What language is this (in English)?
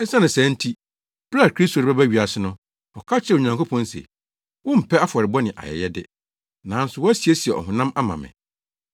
Akan